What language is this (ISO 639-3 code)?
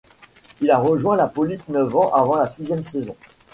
fra